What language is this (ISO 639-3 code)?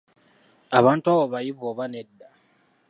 lug